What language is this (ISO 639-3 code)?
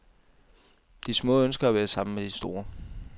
dan